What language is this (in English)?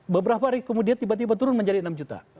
Indonesian